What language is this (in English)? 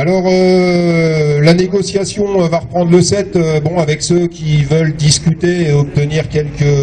French